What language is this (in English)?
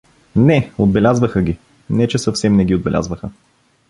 Bulgarian